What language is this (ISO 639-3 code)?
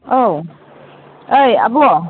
brx